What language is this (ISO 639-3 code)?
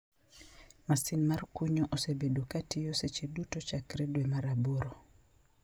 luo